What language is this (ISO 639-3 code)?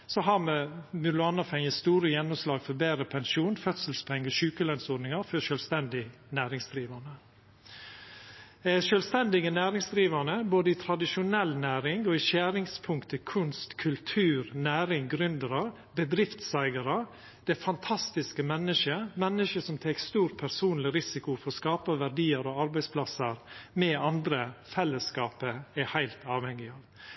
nno